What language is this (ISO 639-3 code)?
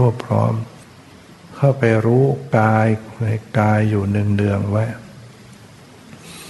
tha